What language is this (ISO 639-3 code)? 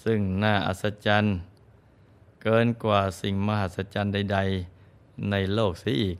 tha